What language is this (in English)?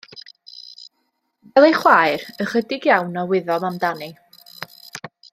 Welsh